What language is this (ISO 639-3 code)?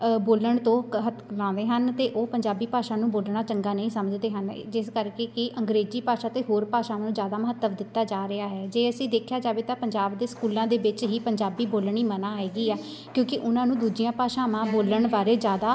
pan